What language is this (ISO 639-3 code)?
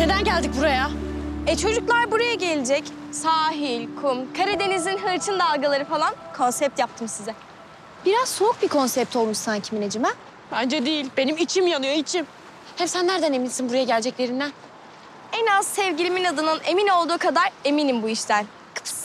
tur